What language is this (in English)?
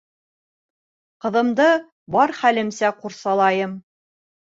Bashkir